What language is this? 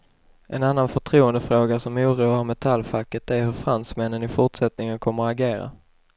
Swedish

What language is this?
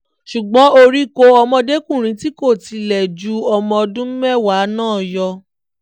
Yoruba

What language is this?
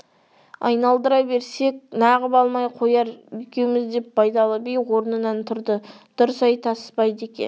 Kazakh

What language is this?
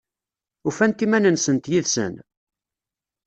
Kabyle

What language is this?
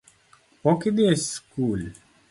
Luo (Kenya and Tanzania)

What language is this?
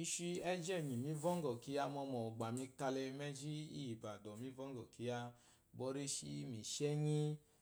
Eloyi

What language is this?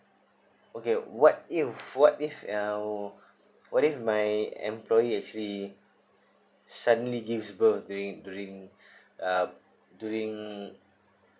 English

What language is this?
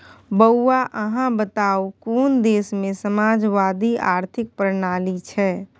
Maithili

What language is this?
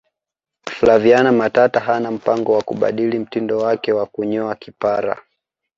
Swahili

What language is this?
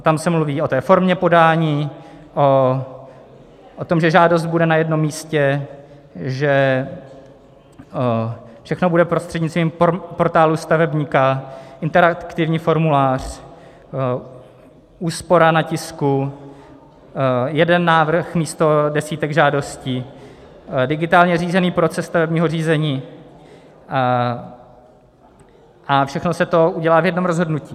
Czech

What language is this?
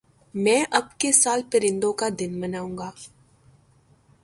Urdu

